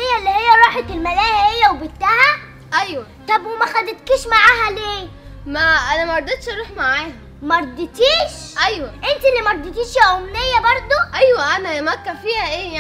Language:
Arabic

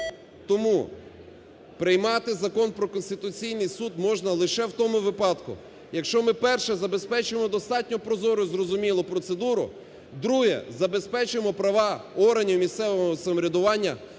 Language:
Ukrainian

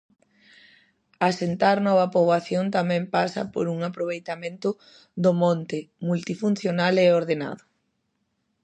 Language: Galician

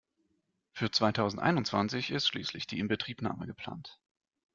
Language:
German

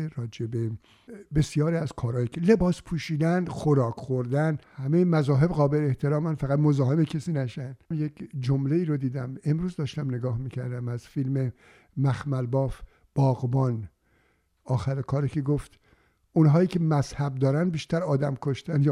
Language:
Persian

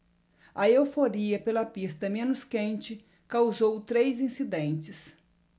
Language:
Portuguese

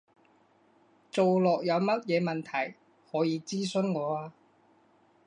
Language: Cantonese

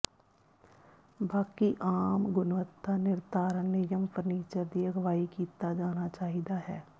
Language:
Punjabi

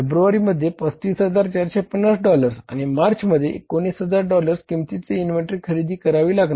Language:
Marathi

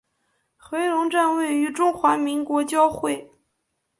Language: Chinese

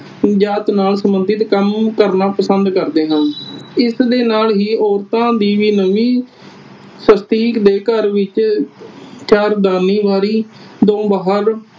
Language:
Punjabi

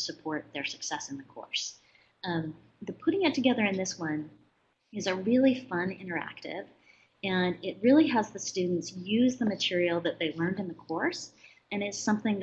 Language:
English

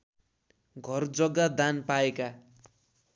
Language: Nepali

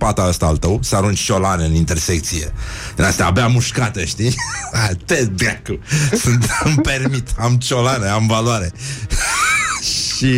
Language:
Romanian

